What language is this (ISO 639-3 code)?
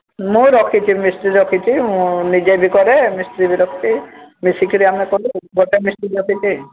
ori